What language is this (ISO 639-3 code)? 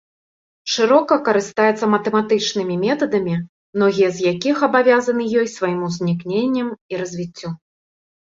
bel